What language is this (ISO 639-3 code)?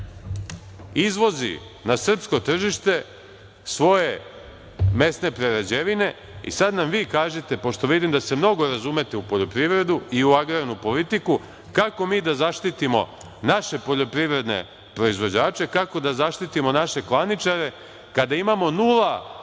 srp